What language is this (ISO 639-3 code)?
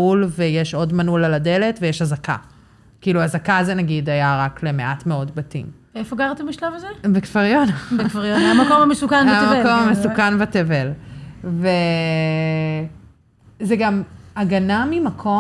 heb